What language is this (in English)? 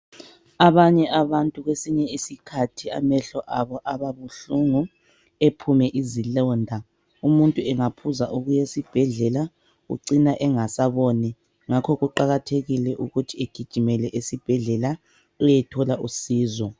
North Ndebele